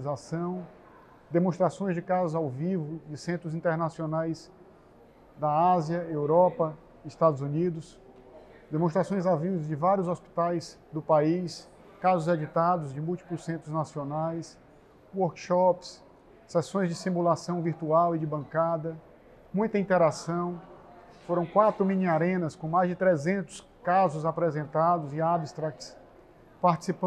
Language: Portuguese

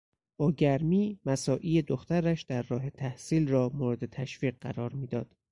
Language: Persian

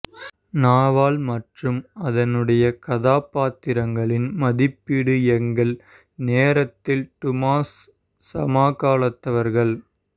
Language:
Tamil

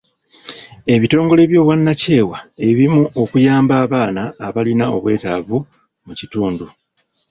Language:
Ganda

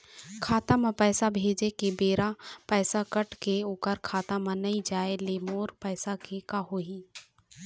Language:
Chhattisgarhi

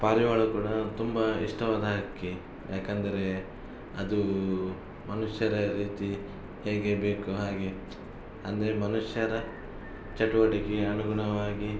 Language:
Kannada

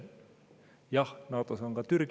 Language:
Estonian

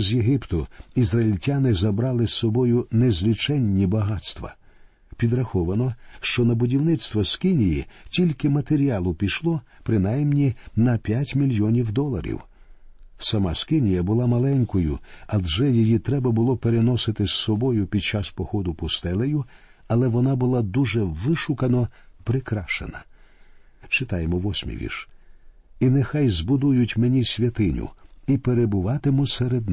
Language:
Ukrainian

